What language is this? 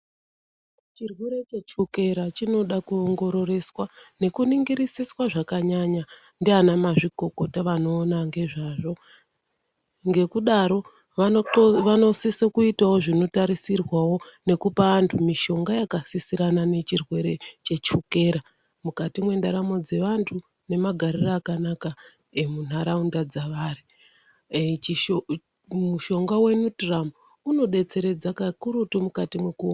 Ndau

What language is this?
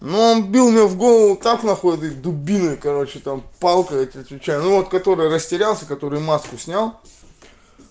Russian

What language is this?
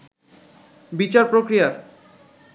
Bangla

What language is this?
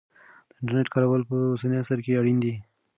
Pashto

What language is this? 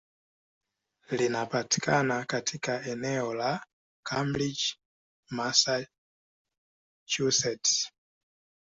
Swahili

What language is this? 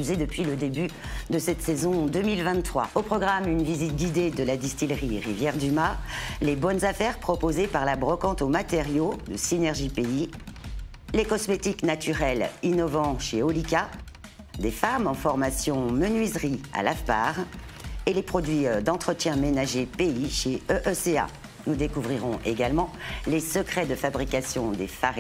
French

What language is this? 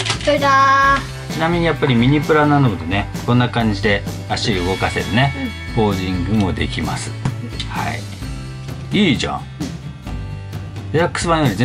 Japanese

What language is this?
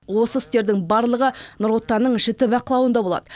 Kazakh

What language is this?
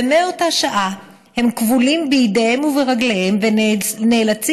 Hebrew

